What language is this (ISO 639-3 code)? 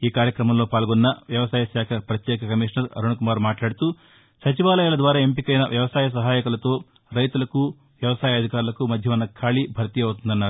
tel